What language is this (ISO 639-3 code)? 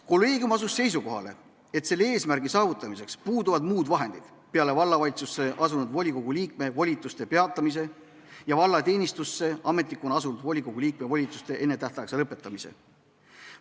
est